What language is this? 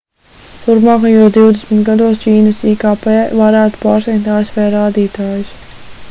Latvian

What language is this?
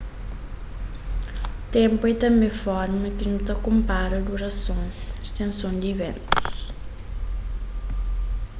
Kabuverdianu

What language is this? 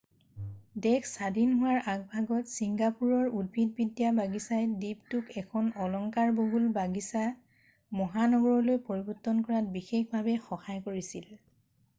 Assamese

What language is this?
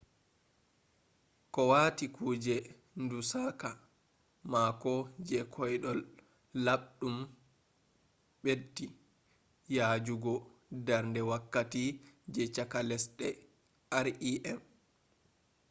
Fula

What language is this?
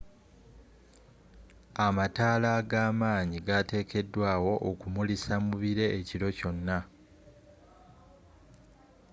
Ganda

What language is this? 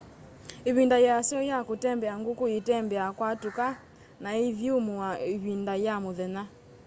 Kamba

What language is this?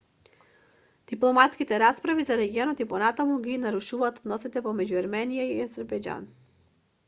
Macedonian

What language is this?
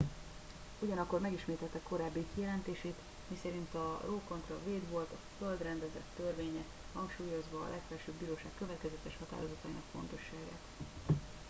Hungarian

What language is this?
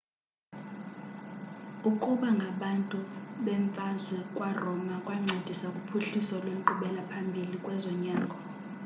Xhosa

